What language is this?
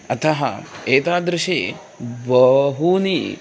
Sanskrit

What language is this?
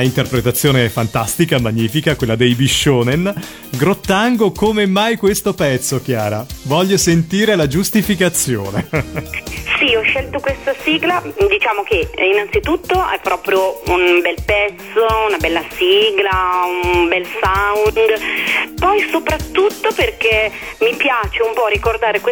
Italian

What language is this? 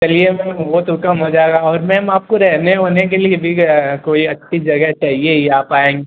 Hindi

